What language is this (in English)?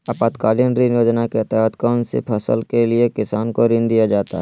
Magahi